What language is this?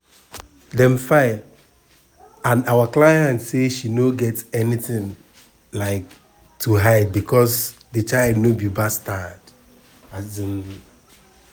Nigerian Pidgin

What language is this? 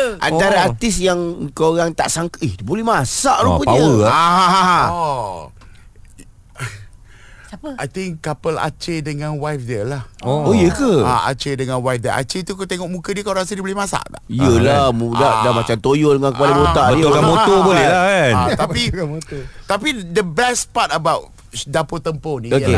Malay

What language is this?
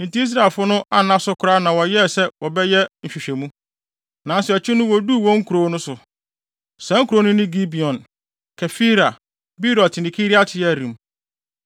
Akan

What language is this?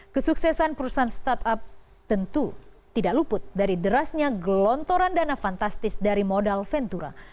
Indonesian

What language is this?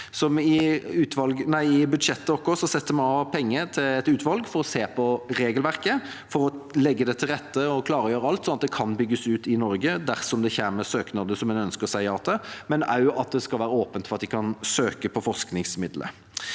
Norwegian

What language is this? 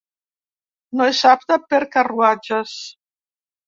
Catalan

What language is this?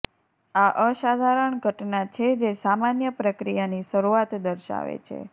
Gujarati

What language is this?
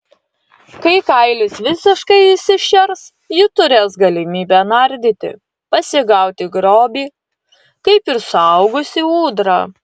Lithuanian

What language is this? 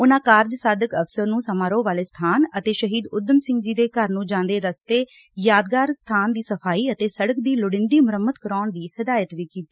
Punjabi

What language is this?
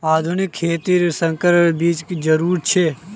Magahi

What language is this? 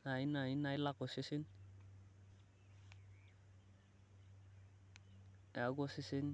Masai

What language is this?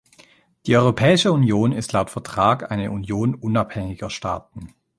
German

